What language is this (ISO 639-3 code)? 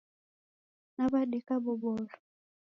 dav